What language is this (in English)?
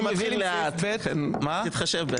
Hebrew